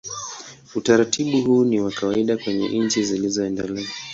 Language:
Swahili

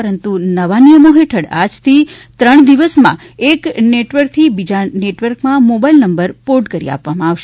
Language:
Gujarati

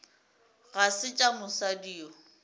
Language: Northern Sotho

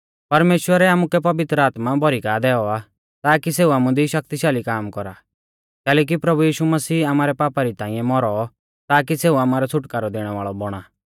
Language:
Mahasu Pahari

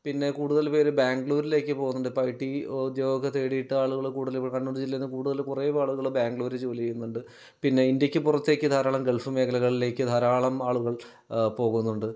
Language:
Malayalam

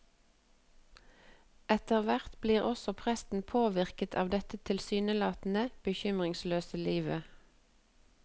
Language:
Norwegian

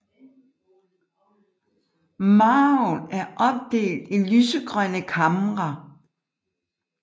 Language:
Danish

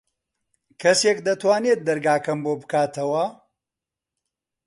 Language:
Central Kurdish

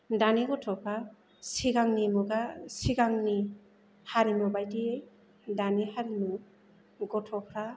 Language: Bodo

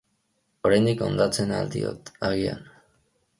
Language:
Basque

